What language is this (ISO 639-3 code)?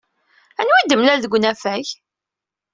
kab